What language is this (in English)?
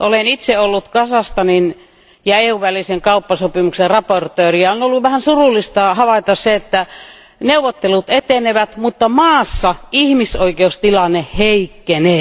Finnish